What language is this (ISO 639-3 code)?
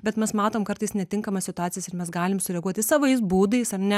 lit